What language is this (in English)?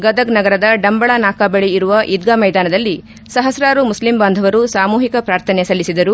Kannada